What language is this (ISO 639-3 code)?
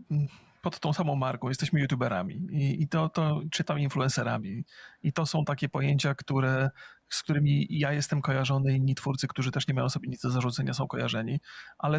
pol